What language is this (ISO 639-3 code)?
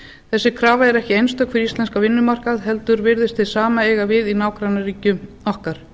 isl